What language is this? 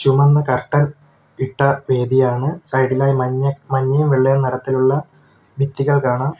Malayalam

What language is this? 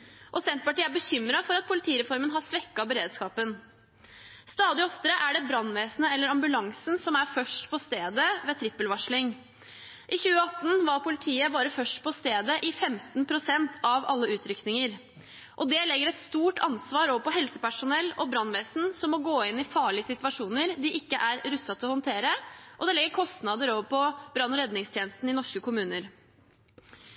Norwegian Bokmål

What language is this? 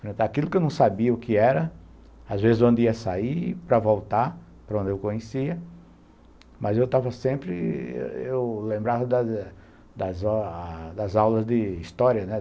Portuguese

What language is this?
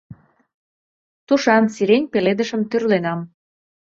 Mari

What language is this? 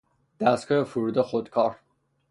Persian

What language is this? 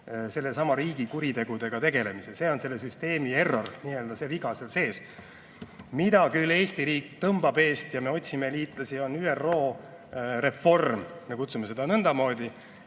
Estonian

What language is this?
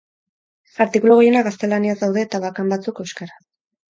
Basque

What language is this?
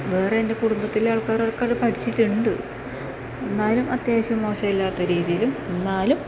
Malayalam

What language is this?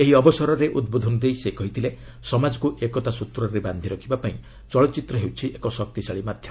Odia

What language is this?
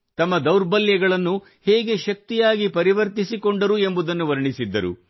Kannada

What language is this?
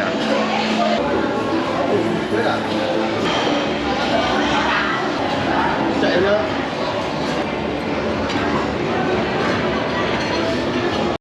Korean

